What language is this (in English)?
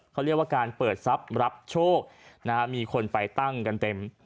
Thai